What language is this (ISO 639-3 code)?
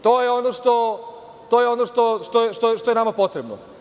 srp